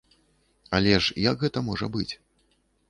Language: Belarusian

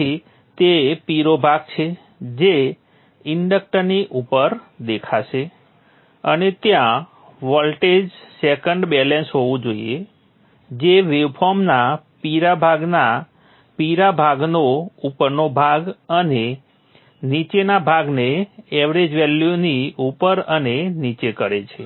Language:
Gujarati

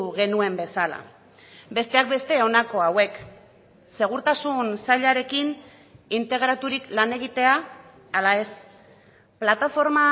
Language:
Basque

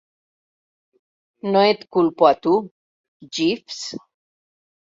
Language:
Catalan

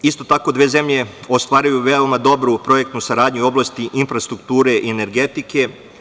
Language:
Serbian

